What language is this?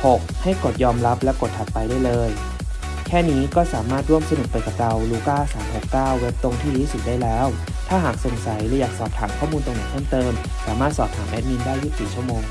Thai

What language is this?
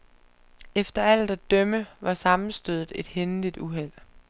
Danish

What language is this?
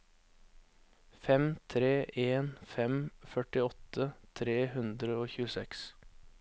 Norwegian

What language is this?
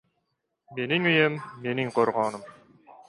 Uzbek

